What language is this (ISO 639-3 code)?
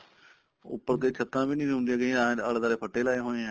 pan